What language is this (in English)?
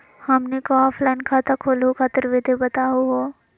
Magahi